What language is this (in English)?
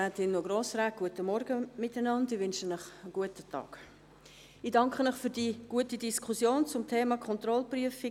Swiss German